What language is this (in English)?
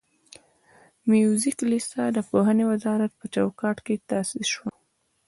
Pashto